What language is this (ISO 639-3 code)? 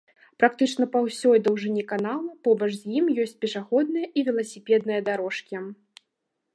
bel